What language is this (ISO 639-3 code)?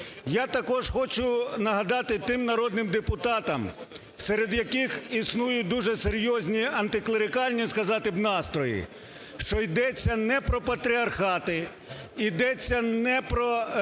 ukr